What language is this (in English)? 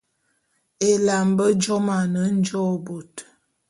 Bulu